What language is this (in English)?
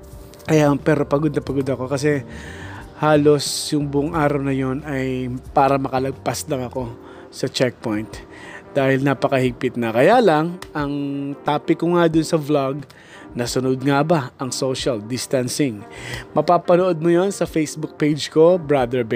Filipino